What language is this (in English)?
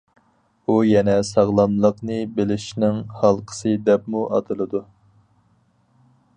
Uyghur